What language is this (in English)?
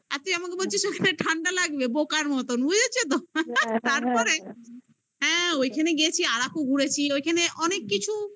Bangla